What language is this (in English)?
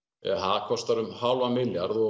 Icelandic